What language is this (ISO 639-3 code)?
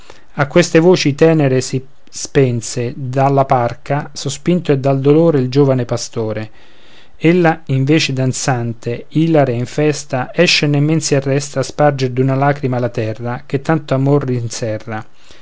ita